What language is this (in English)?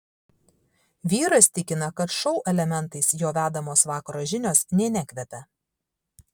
Lithuanian